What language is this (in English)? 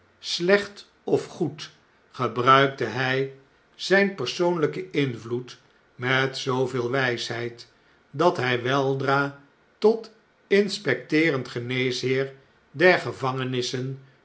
Dutch